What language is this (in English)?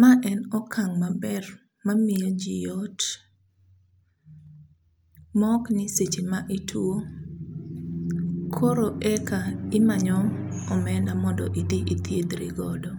Luo (Kenya and Tanzania)